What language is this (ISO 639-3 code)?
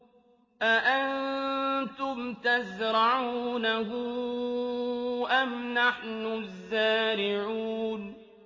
ara